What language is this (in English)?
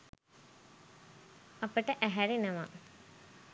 Sinhala